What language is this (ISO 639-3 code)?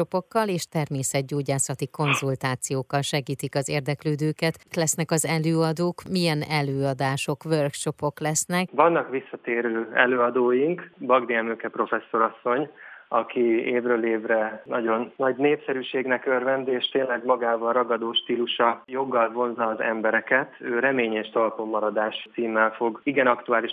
hun